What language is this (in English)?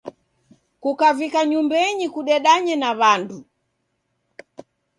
Taita